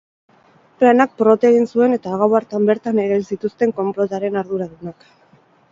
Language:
Basque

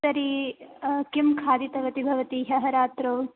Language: Sanskrit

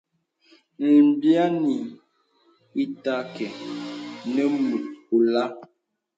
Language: Bebele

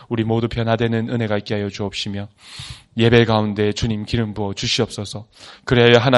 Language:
Korean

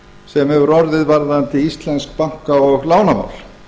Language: Icelandic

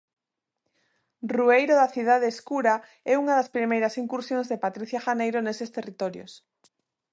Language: Galician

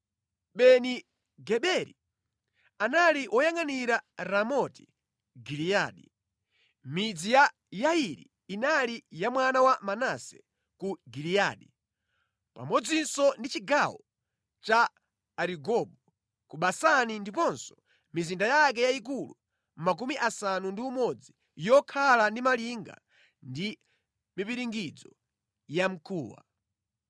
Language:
Nyanja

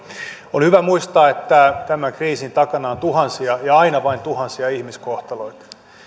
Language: Finnish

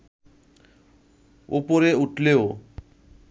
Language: Bangla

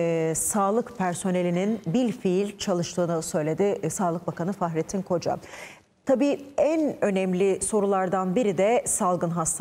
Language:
Turkish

